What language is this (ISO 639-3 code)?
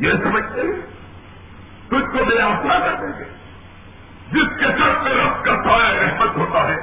urd